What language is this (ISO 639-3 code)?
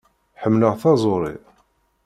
kab